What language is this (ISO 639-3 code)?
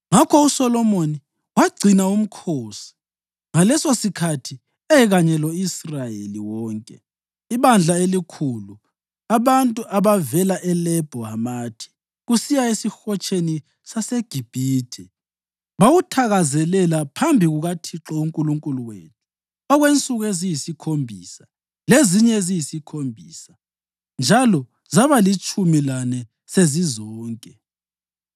nde